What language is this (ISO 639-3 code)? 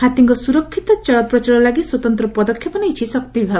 ori